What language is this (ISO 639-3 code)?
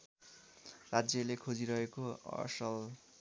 nep